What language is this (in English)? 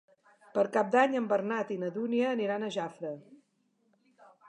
Catalan